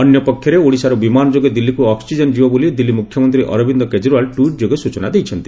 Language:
Odia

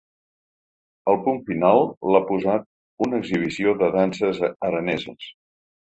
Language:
Catalan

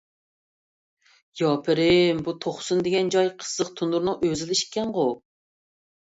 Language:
Uyghur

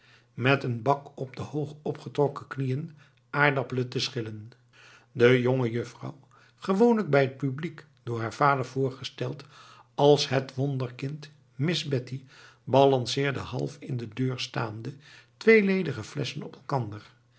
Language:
Dutch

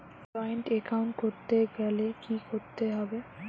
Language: Bangla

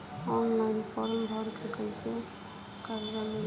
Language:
Bhojpuri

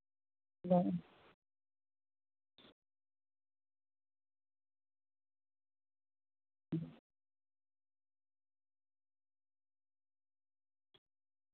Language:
Santali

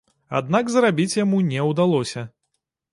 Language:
Belarusian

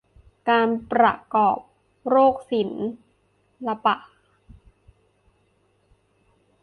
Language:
Thai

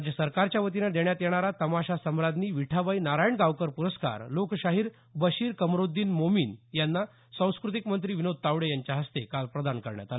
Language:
Marathi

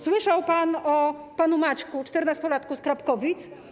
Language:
Polish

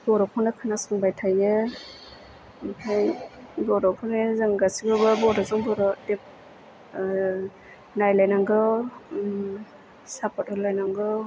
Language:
Bodo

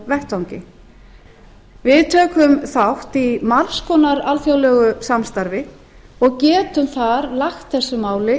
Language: Icelandic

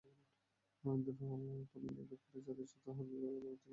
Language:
Bangla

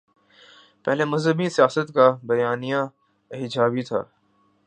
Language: Urdu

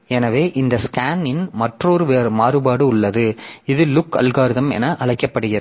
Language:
Tamil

